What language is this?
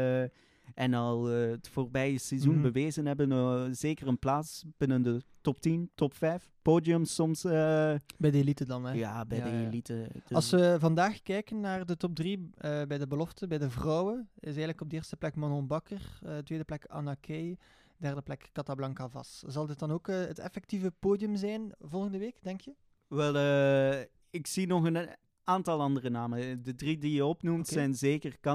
Dutch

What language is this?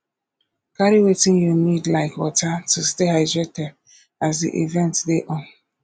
Nigerian Pidgin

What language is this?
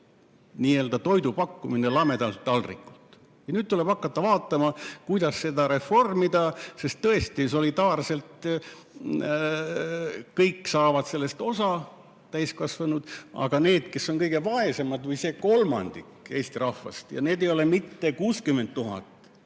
Estonian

